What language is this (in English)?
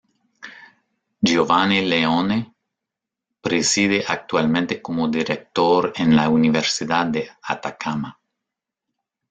Spanish